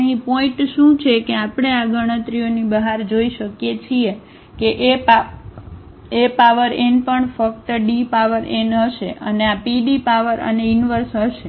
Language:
Gujarati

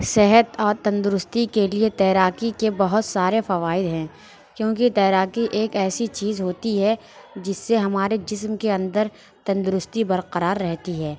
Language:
Urdu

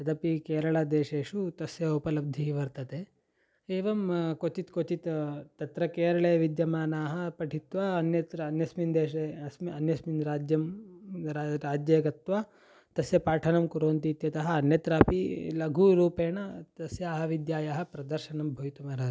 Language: Sanskrit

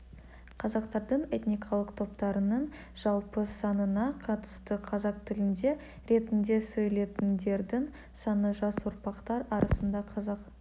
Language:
Kazakh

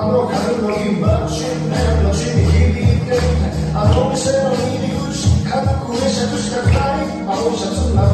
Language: Polish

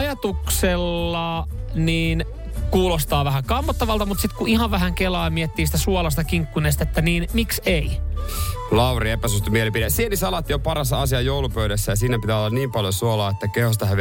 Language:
Finnish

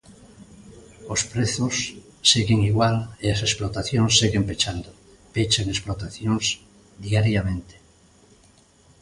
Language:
Galician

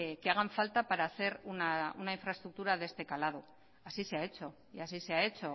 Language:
Spanish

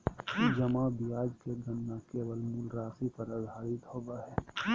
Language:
Magahi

